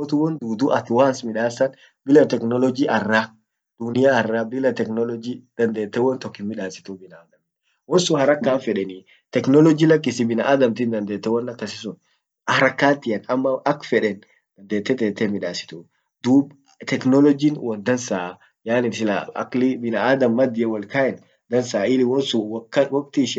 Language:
Orma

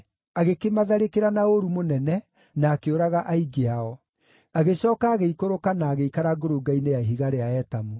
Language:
Kikuyu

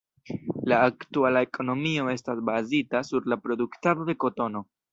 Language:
Esperanto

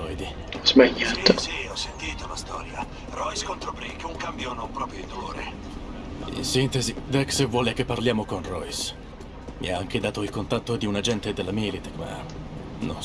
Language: Italian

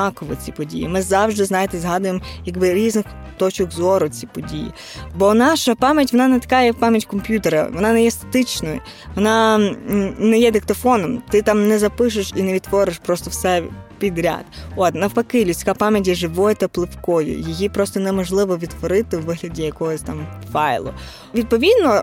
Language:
Ukrainian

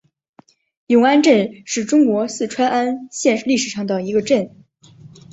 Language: Chinese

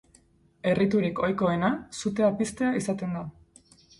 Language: Basque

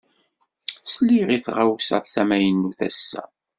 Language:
Kabyle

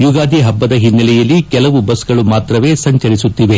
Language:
Kannada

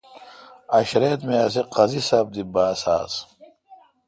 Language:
Kalkoti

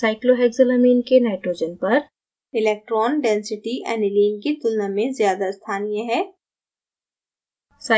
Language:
Hindi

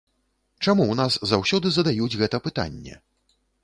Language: Belarusian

